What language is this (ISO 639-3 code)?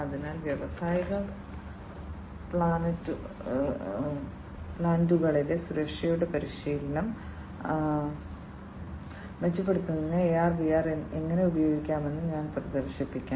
mal